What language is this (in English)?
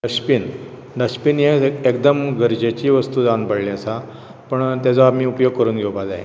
Konkani